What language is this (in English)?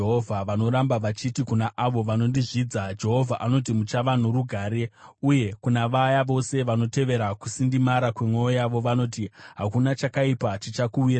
Shona